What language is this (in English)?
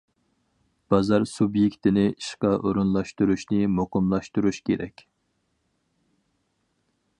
Uyghur